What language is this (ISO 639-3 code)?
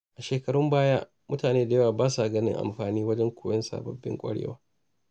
hau